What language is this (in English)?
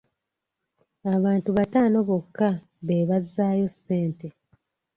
Ganda